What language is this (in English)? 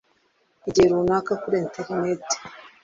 Kinyarwanda